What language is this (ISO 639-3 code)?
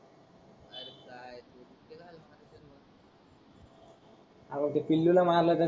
mar